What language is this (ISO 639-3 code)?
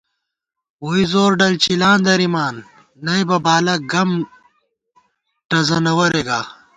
gwt